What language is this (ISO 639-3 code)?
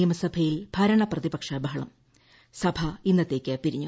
mal